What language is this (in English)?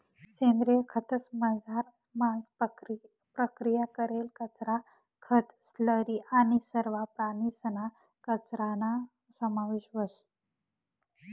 Marathi